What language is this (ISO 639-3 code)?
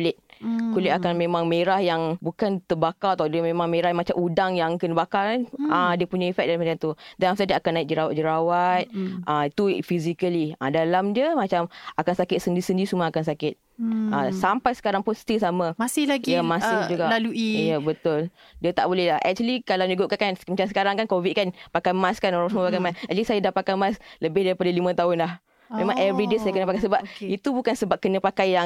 msa